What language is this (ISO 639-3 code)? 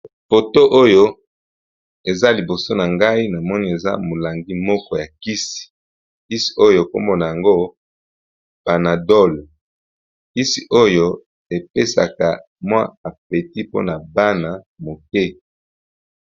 lin